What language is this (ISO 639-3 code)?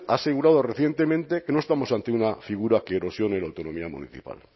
spa